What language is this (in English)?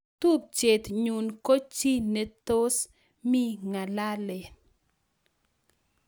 Kalenjin